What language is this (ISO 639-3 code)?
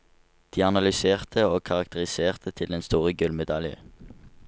nor